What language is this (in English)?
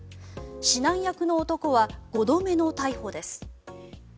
Japanese